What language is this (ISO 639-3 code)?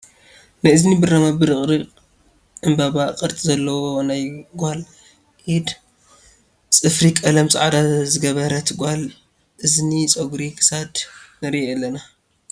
tir